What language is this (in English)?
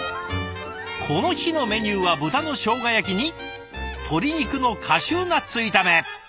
Japanese